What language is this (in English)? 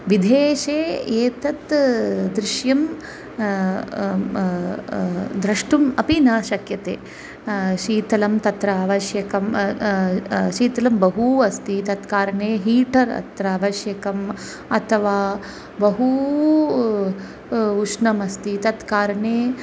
Sanskrit